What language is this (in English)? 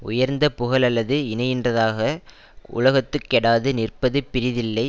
Tamil